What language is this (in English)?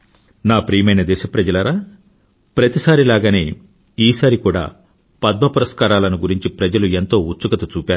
Telugu